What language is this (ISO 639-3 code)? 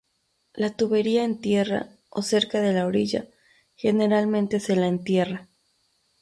spa